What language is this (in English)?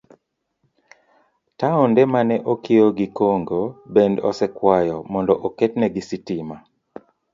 Luo (Kenya and Tanzania)